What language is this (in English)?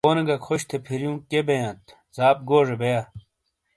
Shina